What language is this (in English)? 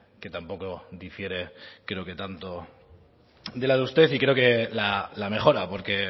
Spanish